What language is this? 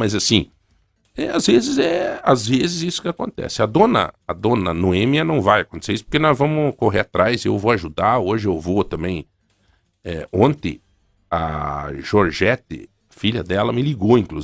Portuguese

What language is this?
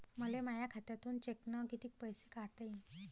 Marathi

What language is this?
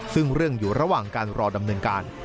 Thai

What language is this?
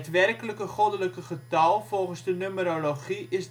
Dutch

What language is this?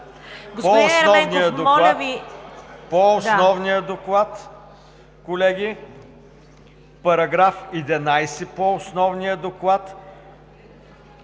Bulgarian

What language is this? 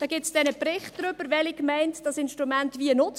Swiss German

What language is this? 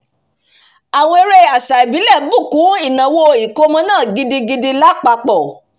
Yoruba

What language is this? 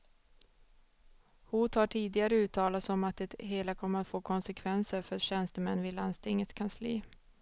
Swedish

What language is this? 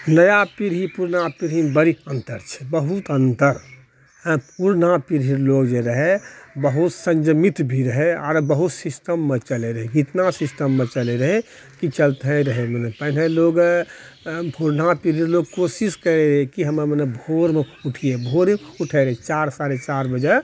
Maithili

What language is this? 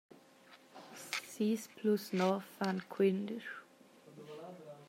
Romansh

